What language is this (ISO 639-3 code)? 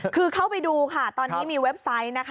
tha